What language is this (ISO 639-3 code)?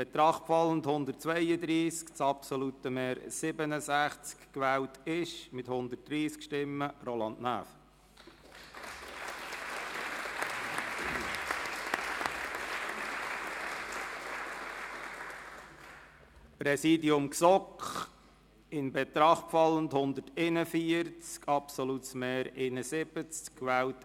gsw